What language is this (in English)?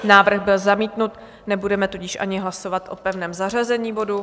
Czech